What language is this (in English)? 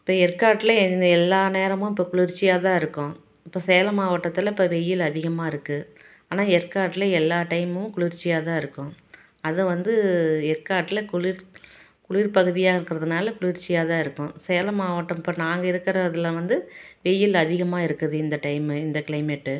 Tamil